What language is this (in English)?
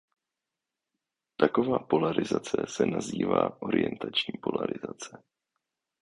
Czech